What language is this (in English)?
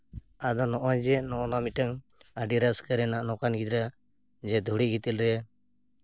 Santali